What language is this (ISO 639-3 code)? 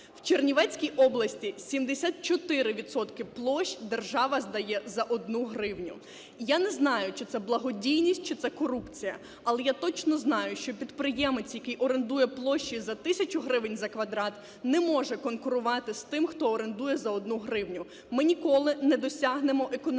ukr